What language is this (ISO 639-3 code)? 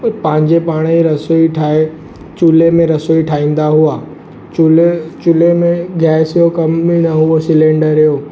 snd